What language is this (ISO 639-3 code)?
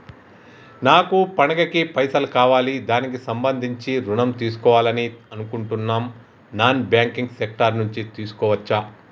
tel